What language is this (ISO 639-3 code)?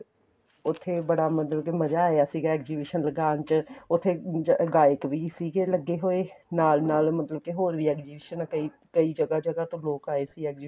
pan